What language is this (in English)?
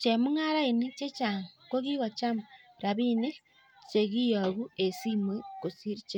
Kalenjin